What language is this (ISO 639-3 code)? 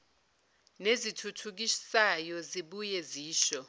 zul